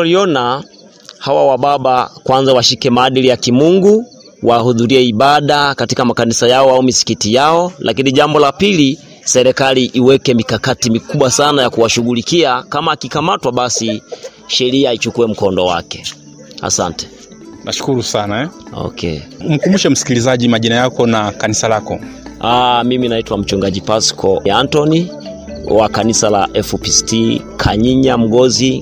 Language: Swahili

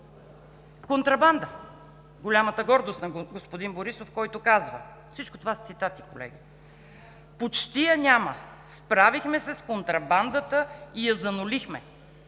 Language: Bulgarian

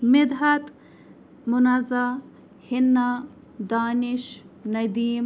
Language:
Kashmiri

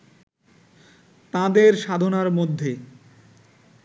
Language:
Bangla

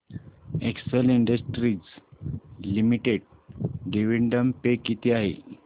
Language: Marathi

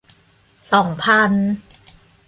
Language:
Thai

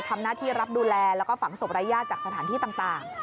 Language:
Thai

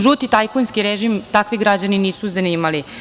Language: Serbian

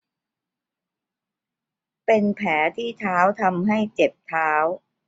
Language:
Thai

